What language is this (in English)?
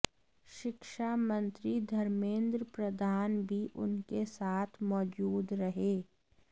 Hindi